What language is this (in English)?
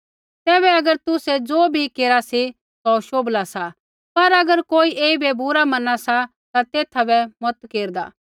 Kullu Pahari